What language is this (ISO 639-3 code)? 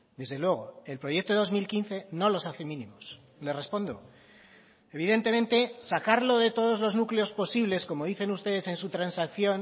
spa